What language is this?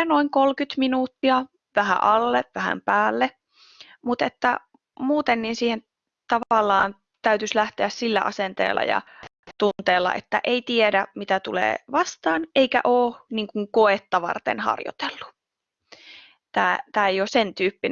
Finnish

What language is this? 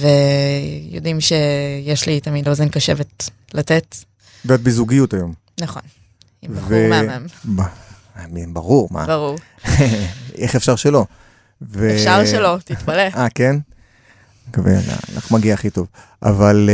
Hebrew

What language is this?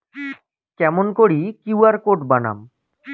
Bangla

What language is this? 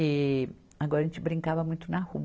Portuguese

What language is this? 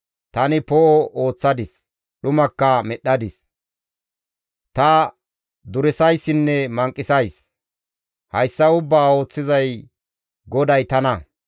Gamo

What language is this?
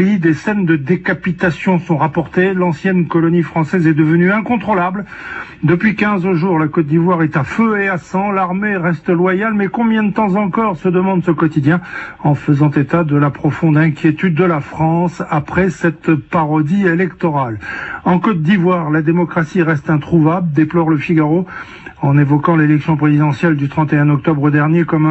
French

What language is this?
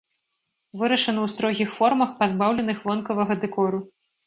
Belarusian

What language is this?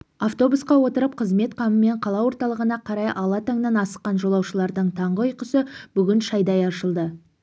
Kazakh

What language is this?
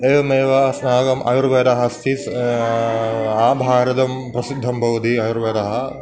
Sanskrit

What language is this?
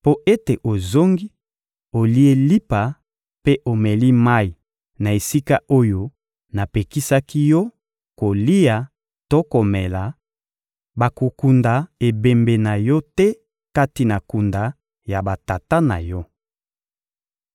Lingala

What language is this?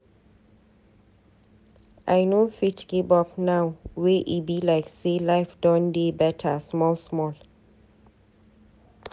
Nigerian Pidgin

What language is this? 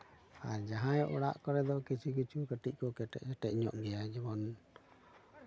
Santali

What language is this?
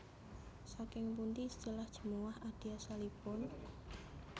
Javanese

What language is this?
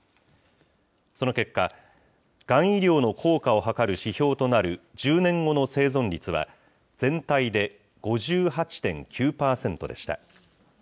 Japanese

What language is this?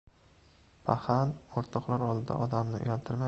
Uzbek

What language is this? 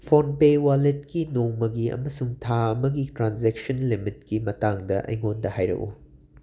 Manipuri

